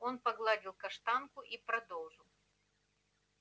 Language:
Russian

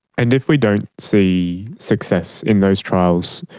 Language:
English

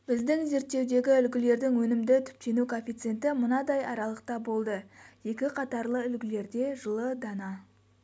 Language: Kazakh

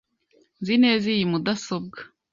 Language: Kinyarwanda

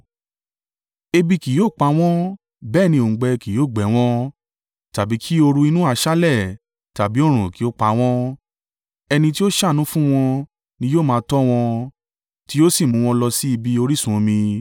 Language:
Yoruba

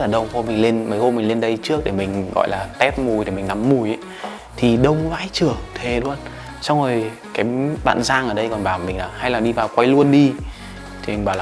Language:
Vietnamese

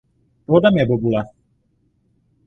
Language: Czech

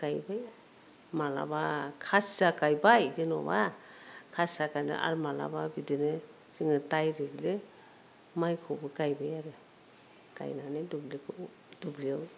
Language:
Bodo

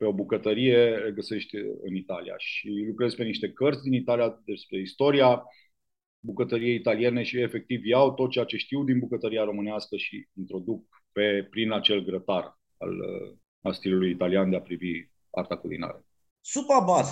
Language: Romanian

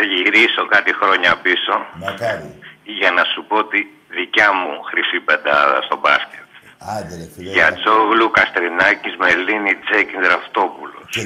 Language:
Greek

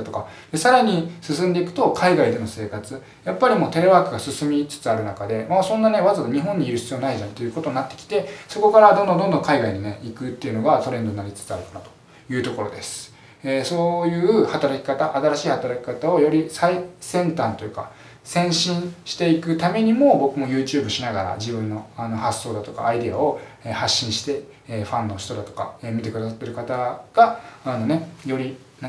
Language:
Japanese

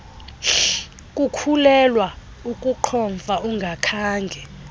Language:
Xhosa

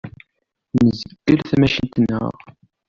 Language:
Kabyle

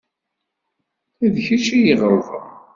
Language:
Kabyle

